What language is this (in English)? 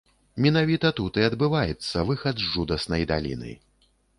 Belarusian